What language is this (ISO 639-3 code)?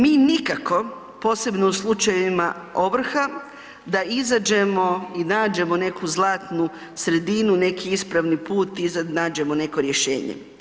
hrv